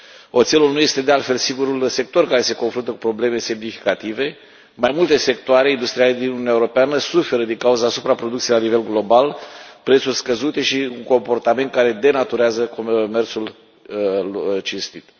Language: Romanian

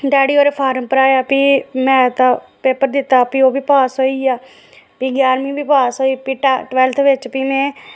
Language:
Dogri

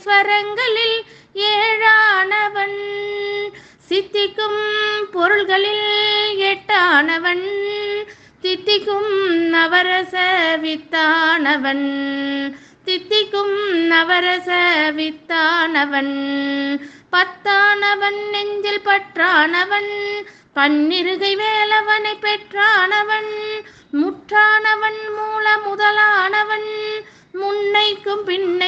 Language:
Tamil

